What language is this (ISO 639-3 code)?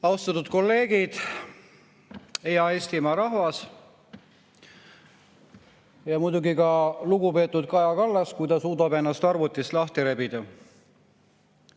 est